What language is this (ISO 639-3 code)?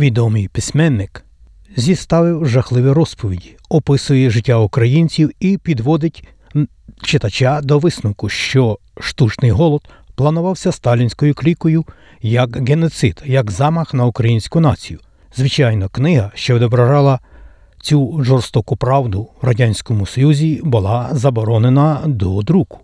ukr